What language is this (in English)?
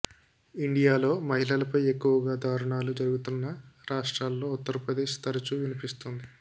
Telugu